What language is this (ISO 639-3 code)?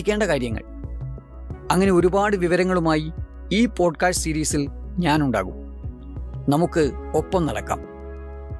mal